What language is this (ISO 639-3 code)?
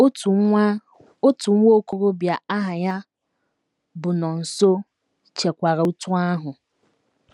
ibo